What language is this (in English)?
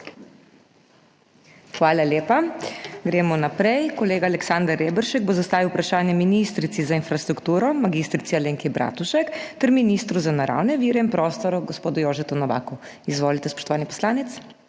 Slovenian